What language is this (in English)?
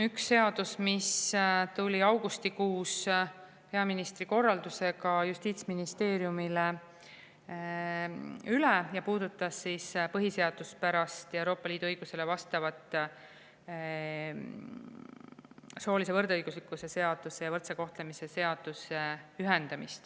Estonian